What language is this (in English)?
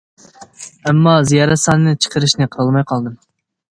Uyghur